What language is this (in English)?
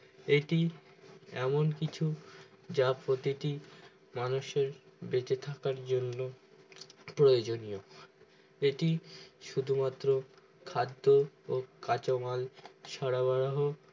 Bangla